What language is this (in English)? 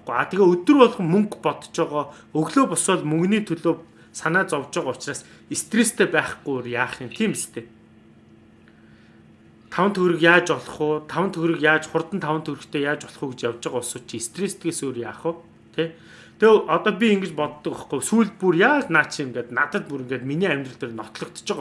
Turkish